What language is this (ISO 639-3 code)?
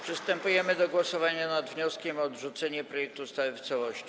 pol